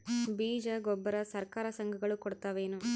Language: Kannada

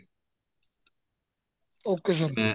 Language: Punjabi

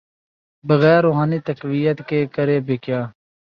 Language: Urdu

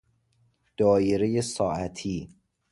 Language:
Persian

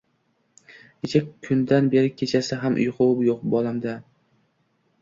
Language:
Uzbek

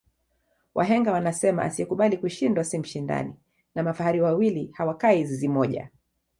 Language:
Swahili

